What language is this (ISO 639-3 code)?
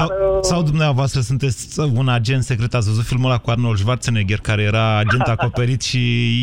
ron